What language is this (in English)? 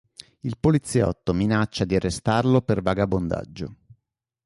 Italian